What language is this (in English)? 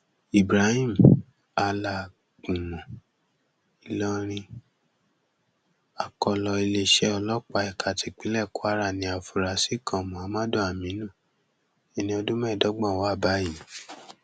Yoruba